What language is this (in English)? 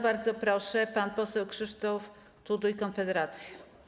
Polish